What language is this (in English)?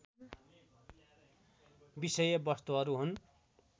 Nepali